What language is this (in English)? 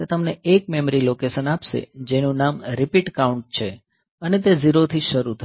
Gujarati